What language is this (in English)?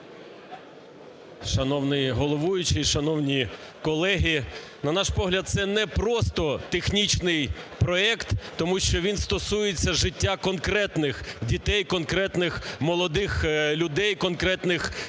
Ukrainian